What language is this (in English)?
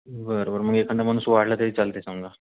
Marathi